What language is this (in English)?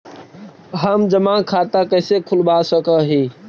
Magahi